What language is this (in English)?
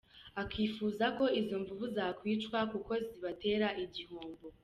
Kinyarwanda